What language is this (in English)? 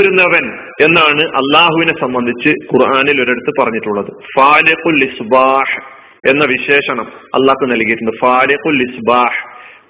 Malayalam